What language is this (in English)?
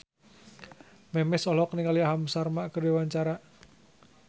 Sundanese